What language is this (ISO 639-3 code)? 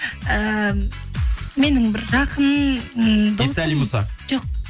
kaz